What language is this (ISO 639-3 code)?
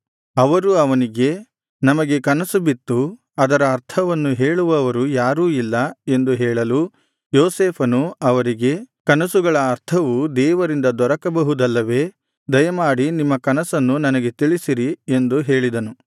kan